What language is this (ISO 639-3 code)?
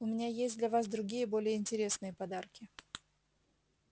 rus